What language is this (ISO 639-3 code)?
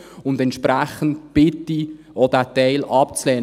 gsw